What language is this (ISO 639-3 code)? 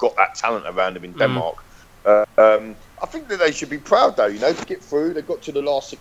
eng